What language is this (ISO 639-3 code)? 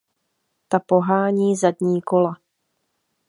ces